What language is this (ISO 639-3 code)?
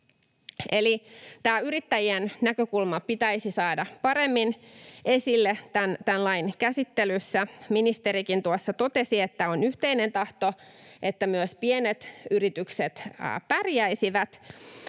fin